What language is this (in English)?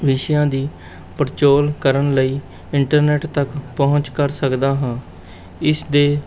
Punjabi